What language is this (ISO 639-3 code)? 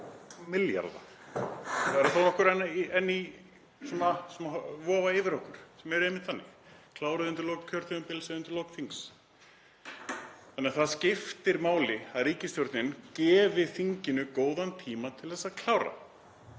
isl